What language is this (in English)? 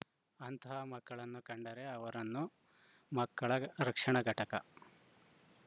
Kannada